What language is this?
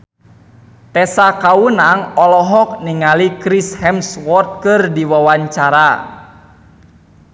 Sundanese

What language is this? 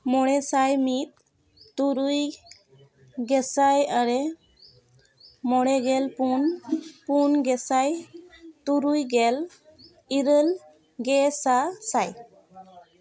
Santali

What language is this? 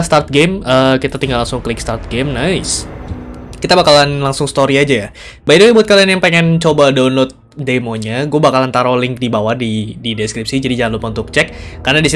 Indonesian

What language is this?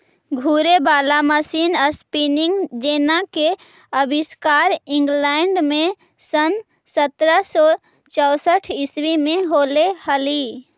Magahi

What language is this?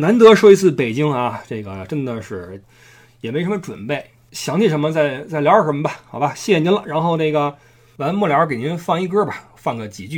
Chinese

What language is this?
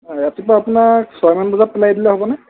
Assamese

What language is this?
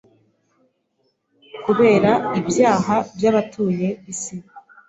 Kinyarwanda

